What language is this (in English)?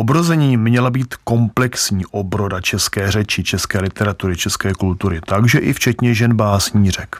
Czech